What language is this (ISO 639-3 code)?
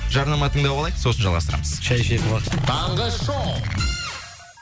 kaz